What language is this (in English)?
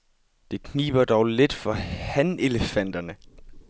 Danish